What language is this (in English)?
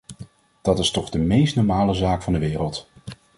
Dutch